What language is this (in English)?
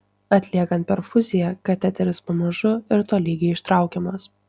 Lithuanian